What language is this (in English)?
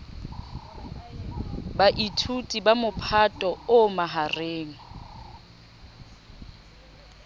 Southern Sotho